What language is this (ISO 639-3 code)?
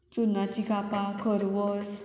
kok